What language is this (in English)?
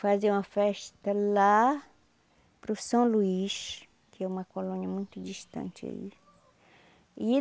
Portuguese